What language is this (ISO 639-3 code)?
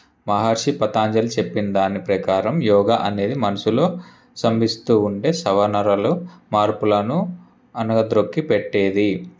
tel